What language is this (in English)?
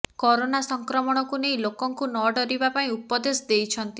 Odia